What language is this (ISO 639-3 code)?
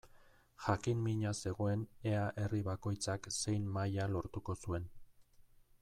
eus